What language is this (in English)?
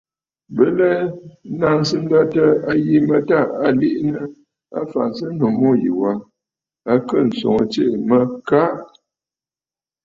Bafut